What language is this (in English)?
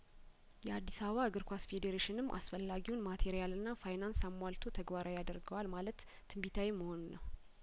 Amharic